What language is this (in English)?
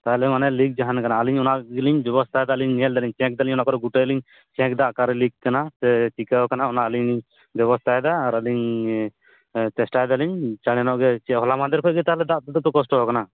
Santali